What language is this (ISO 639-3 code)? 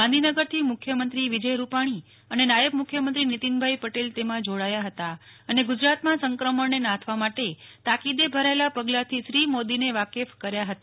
guj